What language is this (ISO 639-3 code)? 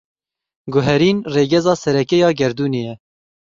kur